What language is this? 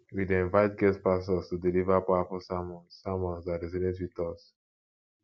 Nigerian Pidgin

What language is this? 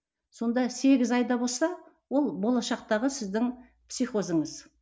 Kazakh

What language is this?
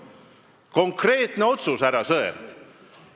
Estonian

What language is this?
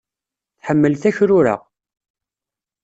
Kabyle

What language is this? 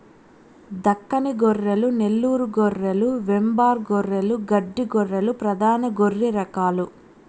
Telugu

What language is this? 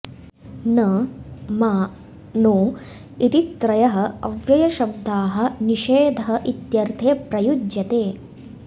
Sanskrit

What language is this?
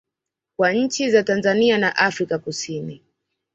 Swahili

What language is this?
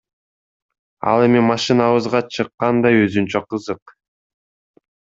Kyrgyz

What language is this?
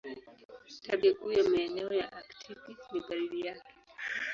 Swahili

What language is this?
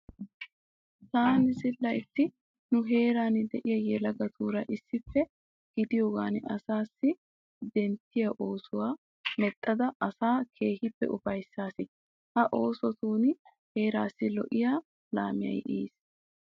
Wolaytta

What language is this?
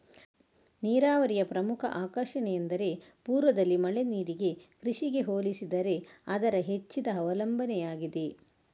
Kannada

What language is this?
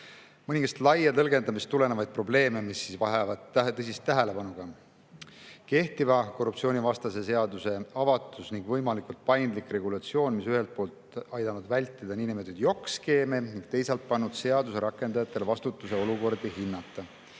Estonian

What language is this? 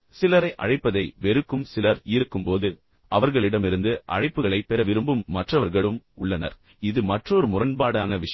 Tamil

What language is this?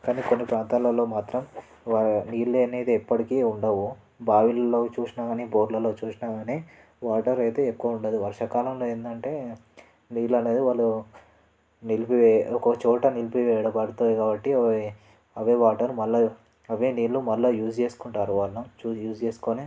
Telugu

